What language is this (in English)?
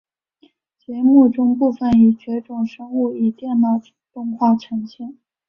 Chinese